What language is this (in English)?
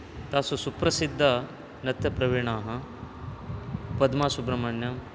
Sanskrit